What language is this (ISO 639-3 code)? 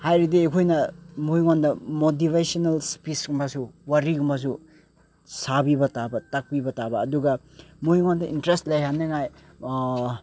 mni